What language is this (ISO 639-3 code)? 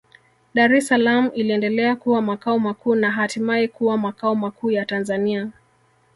swa